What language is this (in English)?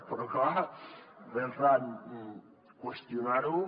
Catalan